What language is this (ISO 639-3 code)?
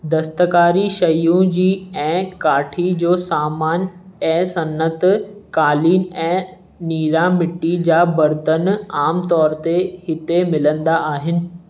snd